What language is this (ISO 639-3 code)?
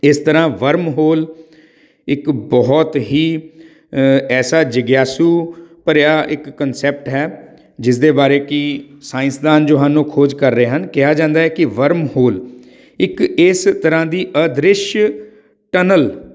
pan